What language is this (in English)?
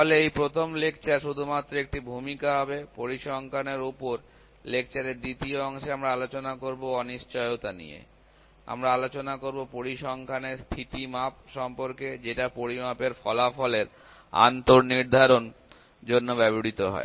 Bangla